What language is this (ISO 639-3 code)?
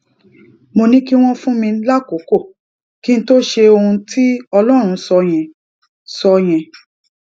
yor